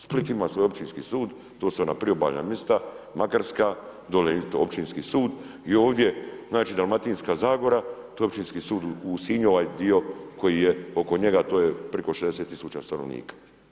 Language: Croatian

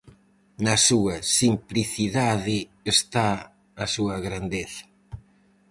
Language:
Galician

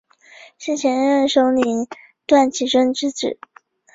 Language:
Chinese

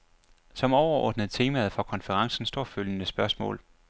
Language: Danish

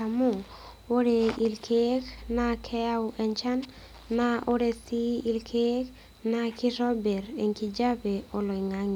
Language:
Masai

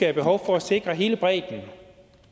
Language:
Danish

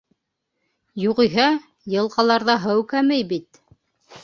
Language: Bashkir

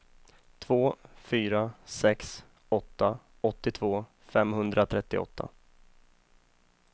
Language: Swedish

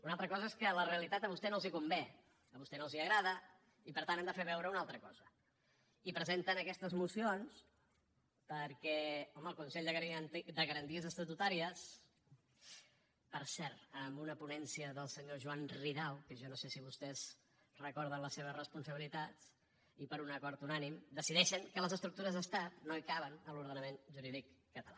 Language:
Catalan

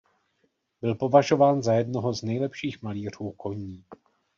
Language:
Czech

